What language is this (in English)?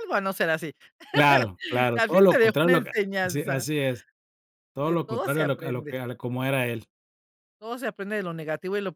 Spanish